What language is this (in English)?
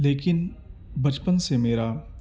Urdu